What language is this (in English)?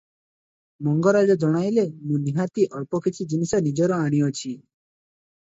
Odia